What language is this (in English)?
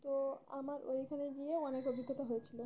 Bangla